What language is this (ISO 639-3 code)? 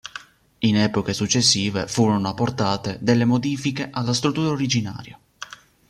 ita